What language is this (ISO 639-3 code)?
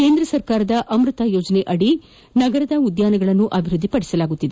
kan